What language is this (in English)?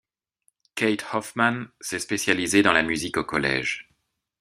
French